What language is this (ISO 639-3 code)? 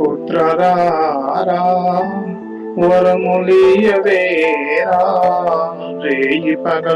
tel